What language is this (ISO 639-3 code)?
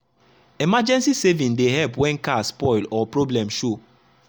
pcm